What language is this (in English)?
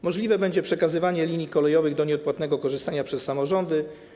Polish